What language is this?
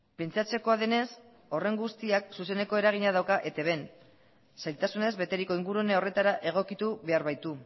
Basque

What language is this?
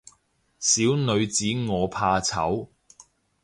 Cantonese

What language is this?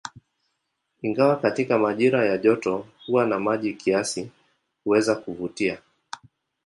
Swahili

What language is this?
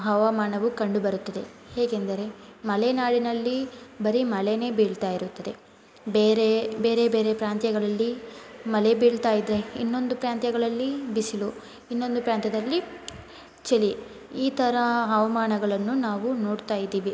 Kannada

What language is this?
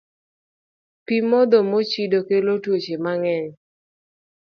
Luo (Kenya and Tanzania)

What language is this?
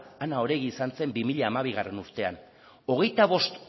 Basque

